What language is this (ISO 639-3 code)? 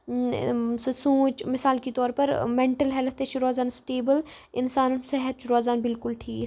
kas